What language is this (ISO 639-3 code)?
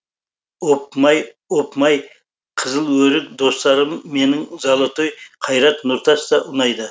kaz